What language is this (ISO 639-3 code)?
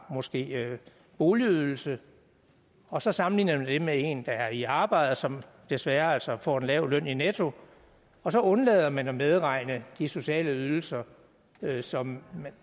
dan